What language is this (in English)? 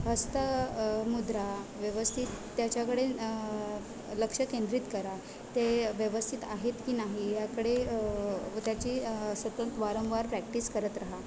Marathi